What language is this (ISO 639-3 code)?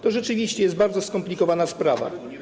pol